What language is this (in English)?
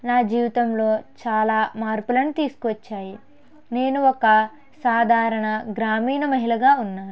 Telugu